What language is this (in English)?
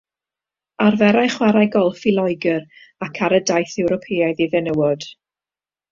Welsh